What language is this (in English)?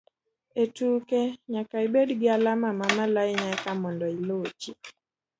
Luo (Kenya and Tanzania)